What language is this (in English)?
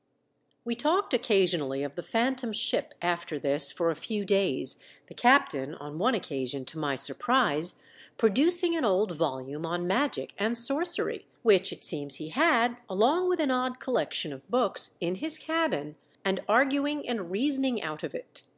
English